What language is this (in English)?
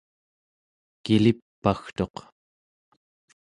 Central Yupik